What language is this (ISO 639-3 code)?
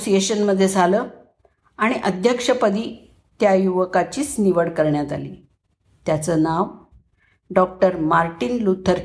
mar